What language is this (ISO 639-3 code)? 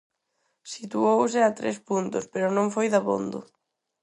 glg